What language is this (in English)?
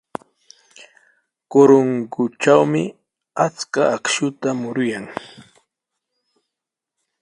Sihuas Ancash Quechua